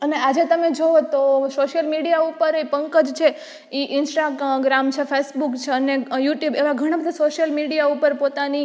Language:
Gujarati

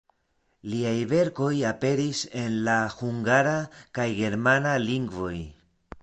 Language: Esperanto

